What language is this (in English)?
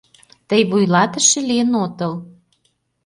Mari